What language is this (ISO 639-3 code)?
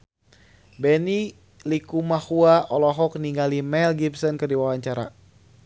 sun